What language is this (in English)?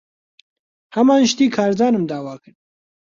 Central Kurdish